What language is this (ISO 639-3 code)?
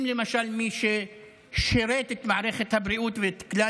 heb